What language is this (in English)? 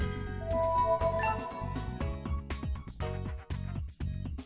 Vietnamese